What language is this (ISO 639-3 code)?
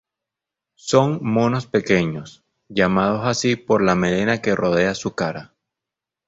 spa